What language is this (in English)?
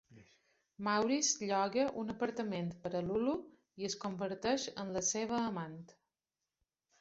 Catalan